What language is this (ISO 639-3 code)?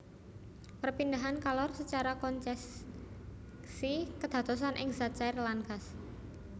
jav